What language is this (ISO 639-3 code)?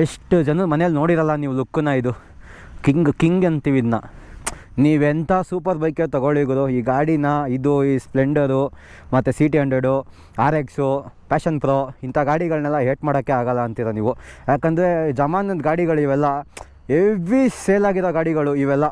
kan